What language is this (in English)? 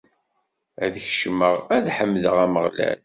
Kabyle